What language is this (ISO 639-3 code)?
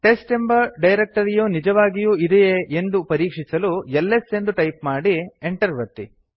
kan